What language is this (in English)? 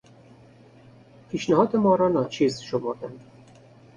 Persian